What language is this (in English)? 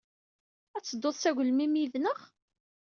Kabyle